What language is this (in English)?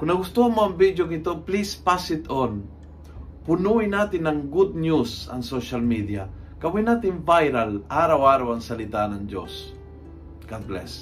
Filipino